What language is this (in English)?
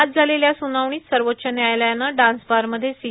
Marathi